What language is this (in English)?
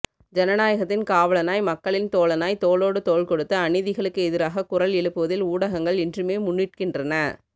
Tamil